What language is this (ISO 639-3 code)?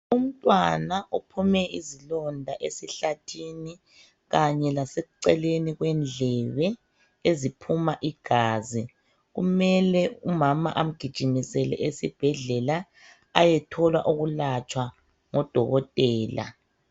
nde